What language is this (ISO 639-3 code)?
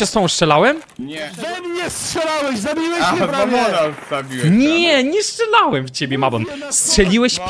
pol